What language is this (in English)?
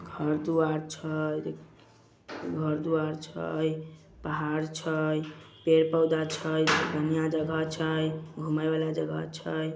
Magahi